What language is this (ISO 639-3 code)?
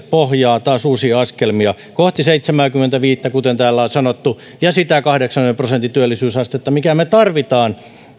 fin